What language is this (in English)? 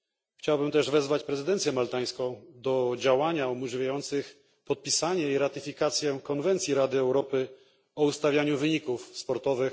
Polish